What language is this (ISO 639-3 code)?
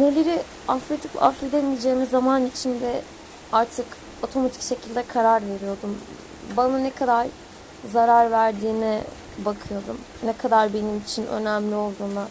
tur